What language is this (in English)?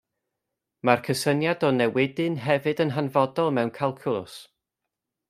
Welsh